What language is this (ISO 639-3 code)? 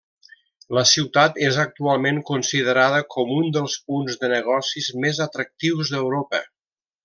cat